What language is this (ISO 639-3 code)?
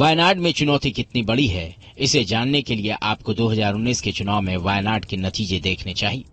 hin